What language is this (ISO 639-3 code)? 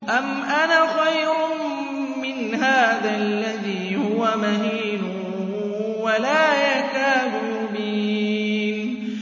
ara